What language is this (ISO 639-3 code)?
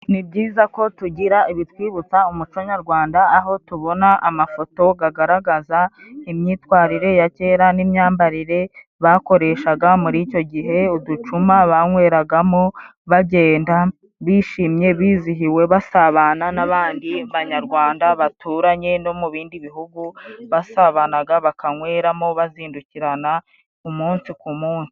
kin